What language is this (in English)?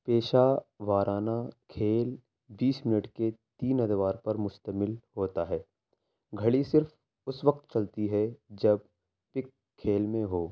Urdu